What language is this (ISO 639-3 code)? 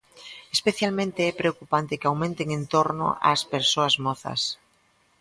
glg